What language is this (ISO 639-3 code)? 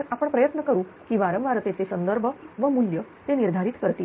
mar